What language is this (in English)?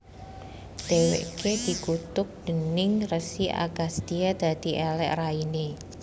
Javanese